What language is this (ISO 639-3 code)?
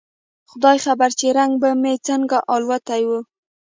pus